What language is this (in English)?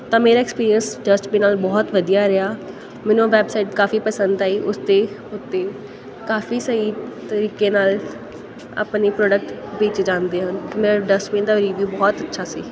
Punjabi